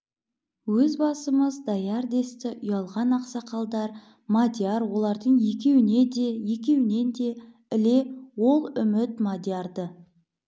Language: Kazakh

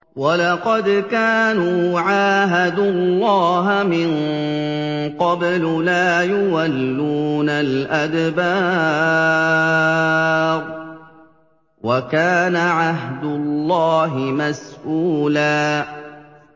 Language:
Arabic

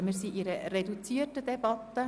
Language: Swiss German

